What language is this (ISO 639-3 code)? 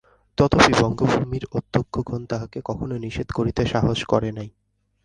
ben